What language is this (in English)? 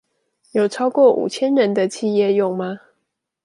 Chinese